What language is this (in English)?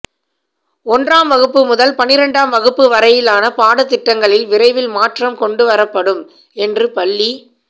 Tamil